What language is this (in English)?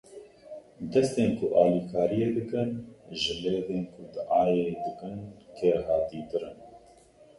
Kurdish